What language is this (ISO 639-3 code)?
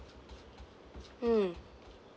eng